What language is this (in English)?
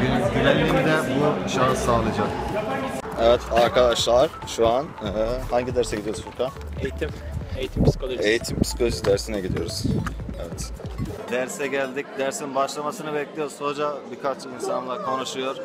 Turkish